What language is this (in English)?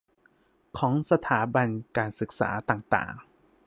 Thai